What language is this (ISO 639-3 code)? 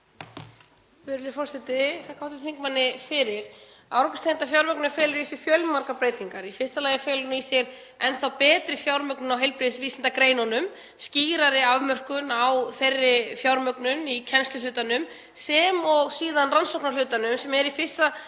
isl